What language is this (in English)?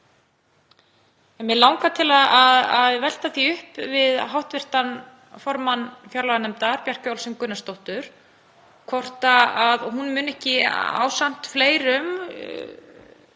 Icelandic